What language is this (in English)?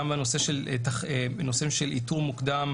Hebrew